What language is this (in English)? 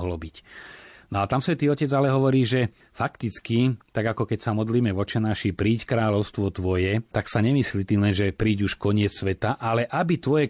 Slovak